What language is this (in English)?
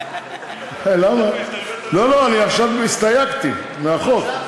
Hebrew